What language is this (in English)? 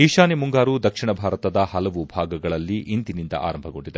Kannada